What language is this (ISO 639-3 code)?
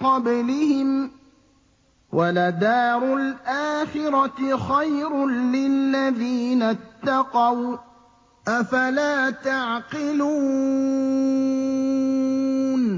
ara